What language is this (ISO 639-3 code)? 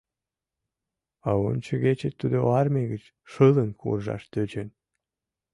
chm